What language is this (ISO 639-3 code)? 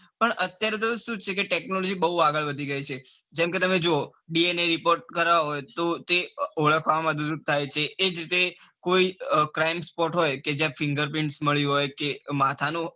guj